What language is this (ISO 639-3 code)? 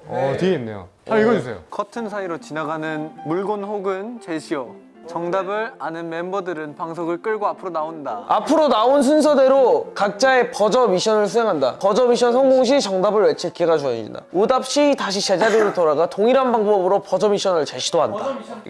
kor